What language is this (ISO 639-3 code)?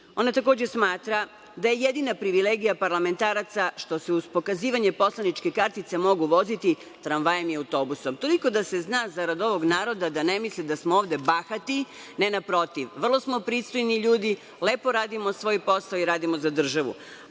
srp